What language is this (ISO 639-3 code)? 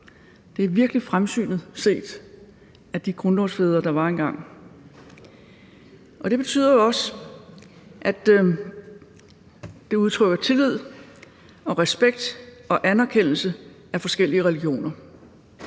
dan